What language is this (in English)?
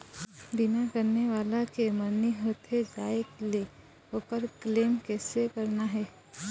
Chhattisgarhi